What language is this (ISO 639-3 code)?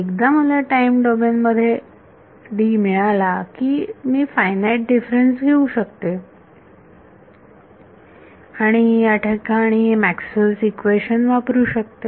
mar